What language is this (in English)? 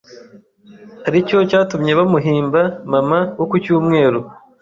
Kinyarwanda